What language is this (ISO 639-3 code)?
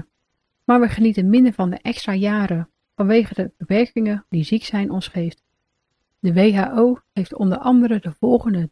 nld